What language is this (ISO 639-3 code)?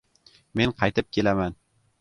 uzb